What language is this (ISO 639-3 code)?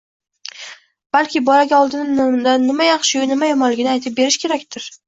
uzb